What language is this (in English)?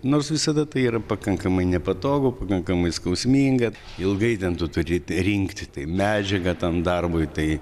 Lithuanian